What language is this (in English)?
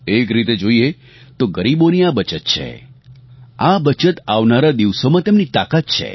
Gujarati